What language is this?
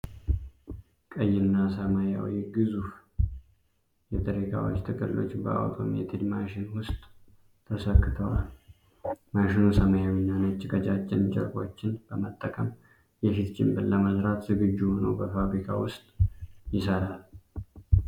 Amharic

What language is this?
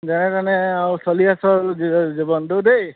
Assamese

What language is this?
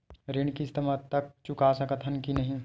Chhattisgarhi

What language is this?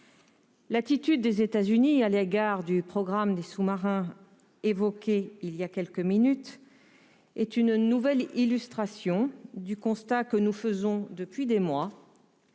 French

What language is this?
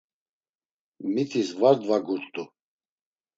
Laz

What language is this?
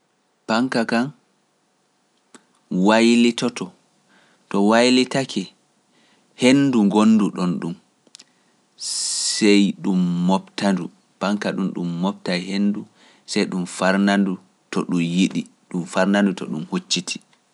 Pular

